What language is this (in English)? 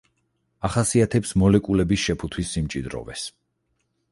Georgian